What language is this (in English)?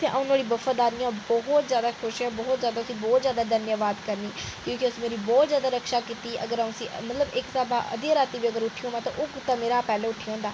Dogri